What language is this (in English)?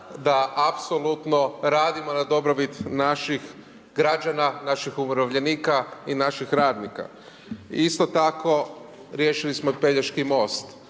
Croatian